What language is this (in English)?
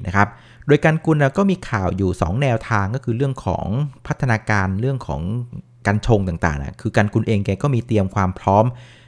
Thai